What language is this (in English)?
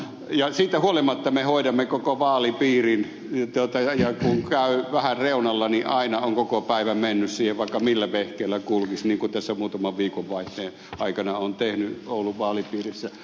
Finnish